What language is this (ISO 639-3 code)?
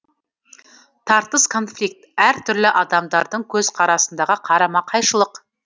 kaz